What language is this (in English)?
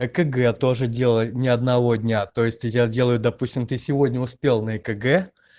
Russian